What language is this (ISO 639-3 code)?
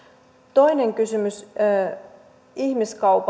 fin